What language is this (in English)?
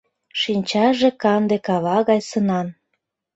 Mari